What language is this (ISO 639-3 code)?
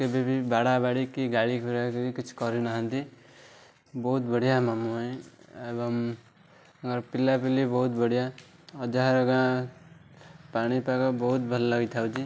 ori